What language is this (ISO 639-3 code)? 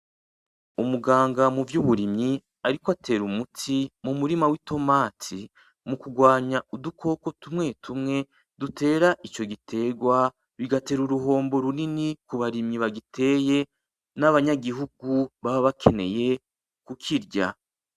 run